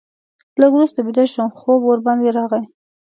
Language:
Pashto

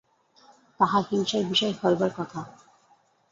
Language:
Bangla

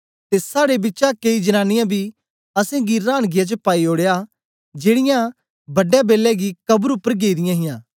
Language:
Dogri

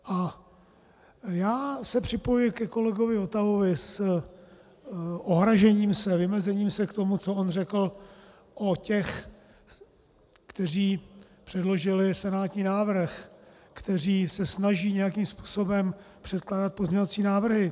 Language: Czech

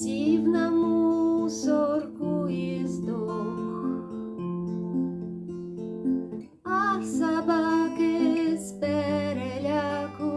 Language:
Ukrainian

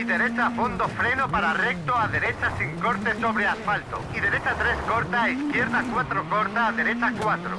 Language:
Spanish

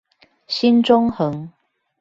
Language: Chinese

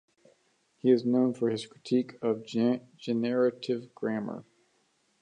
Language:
English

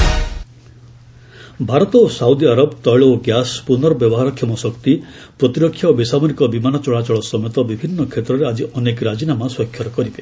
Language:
Odia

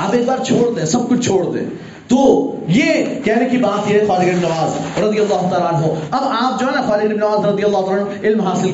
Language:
Urdu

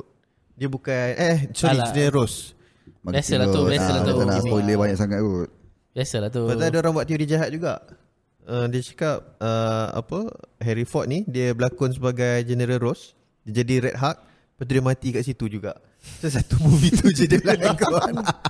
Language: Malay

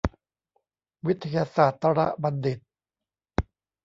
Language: Thai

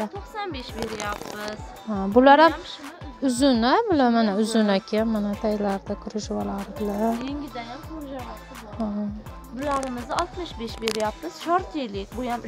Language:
Turkish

